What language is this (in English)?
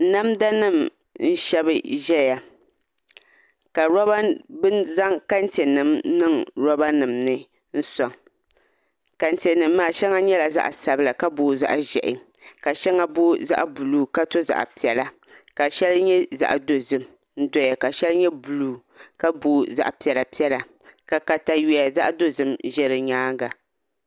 Dagbani